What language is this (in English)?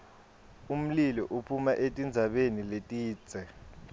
Swati